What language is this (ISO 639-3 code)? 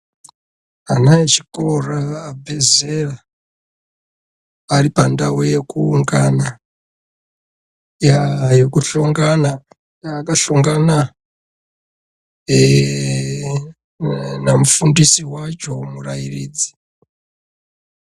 ndc